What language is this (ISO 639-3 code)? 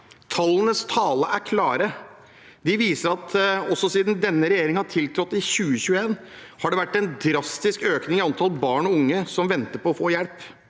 nor